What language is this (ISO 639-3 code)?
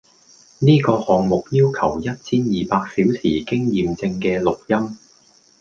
yue